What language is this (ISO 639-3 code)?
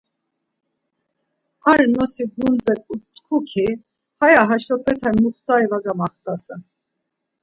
lzz